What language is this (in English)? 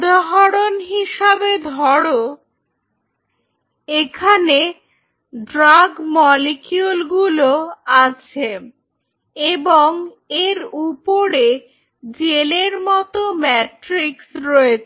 Bangla